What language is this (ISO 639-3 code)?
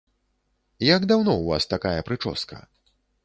bel